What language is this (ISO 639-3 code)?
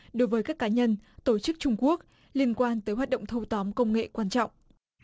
vie